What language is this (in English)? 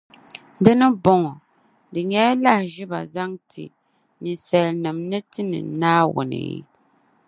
Dagbani